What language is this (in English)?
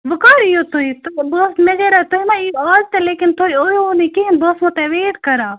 Kashmiri